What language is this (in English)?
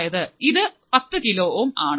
Malayalam